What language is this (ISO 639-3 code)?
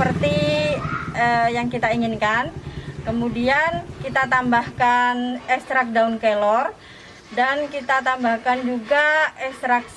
ind